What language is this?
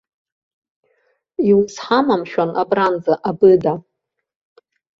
Abkhazian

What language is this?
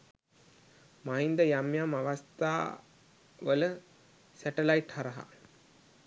Sinhala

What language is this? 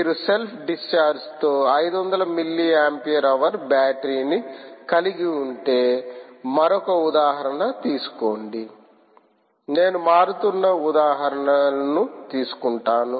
Telugu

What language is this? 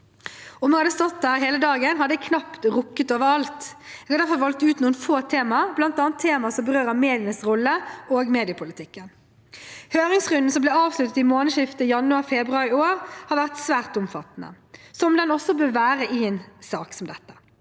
Norwegian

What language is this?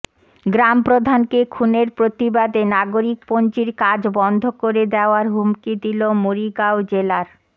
Bangla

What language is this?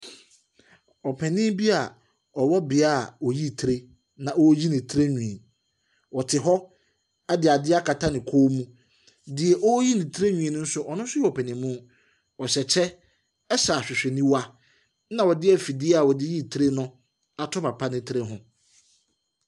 Akan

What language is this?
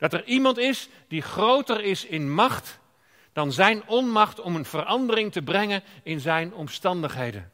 Dutch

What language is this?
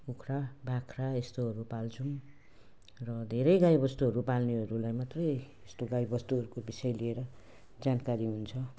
Nepali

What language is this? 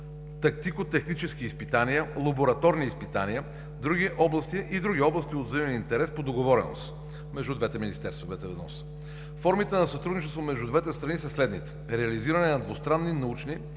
Bulgarian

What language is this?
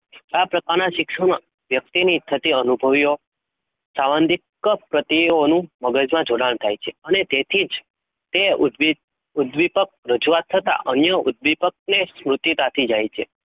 Gujarati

